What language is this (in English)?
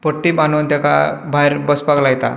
Konkani